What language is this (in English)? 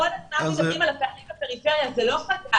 Hebrew